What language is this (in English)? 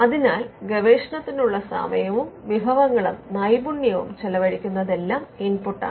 Malayalam